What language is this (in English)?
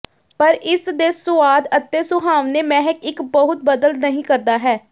Punjabi